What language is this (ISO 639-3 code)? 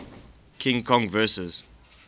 eng